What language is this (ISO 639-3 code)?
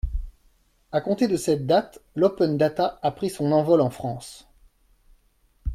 fra